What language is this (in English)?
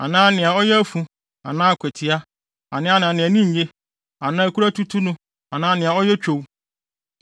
Akan